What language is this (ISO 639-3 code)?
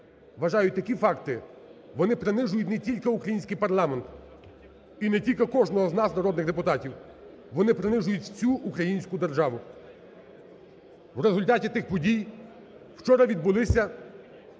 ukr